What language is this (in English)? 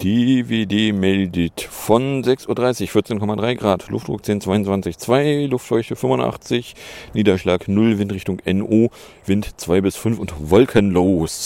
German